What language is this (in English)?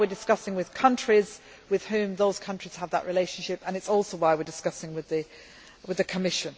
English